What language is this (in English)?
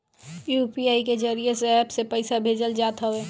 Bhojpuri